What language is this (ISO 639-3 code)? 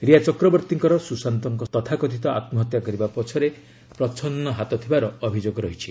ori